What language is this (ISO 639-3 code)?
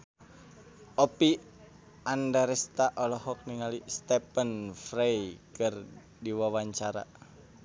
sun